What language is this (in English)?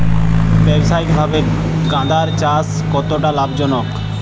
Bangla